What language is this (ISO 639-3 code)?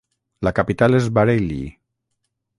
cat